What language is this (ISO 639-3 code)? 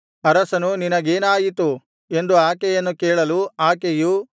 kan